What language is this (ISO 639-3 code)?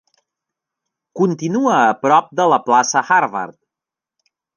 cat